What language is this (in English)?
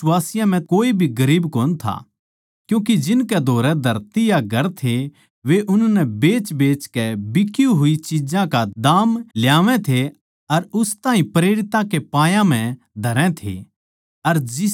Haryanvi